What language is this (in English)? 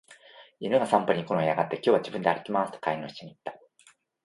Japanese